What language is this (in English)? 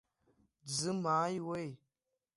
Abkhazian